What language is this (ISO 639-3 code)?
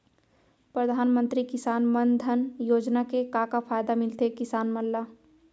hne